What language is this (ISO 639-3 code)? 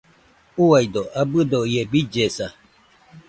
hux